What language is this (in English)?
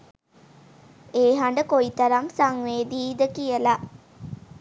Sinhala